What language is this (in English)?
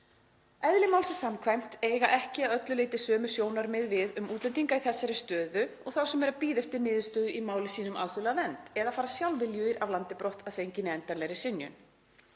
Icelandic